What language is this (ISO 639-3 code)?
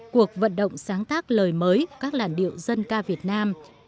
vie